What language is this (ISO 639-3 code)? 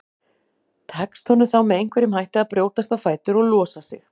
isl